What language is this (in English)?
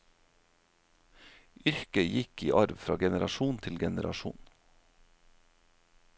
Norwegian